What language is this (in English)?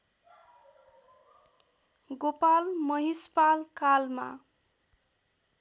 Nepali